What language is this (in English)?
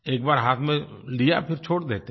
Hindi